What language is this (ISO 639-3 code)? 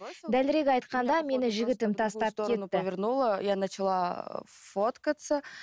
kaz